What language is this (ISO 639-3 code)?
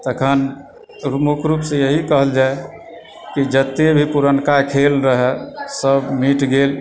mai